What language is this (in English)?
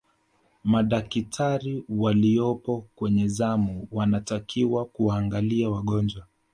Swahili